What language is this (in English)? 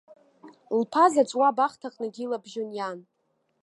Abkhazian